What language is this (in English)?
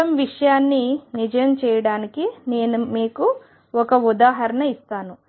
Telugu